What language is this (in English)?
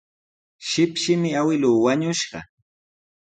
Sihuas Ancash Quechua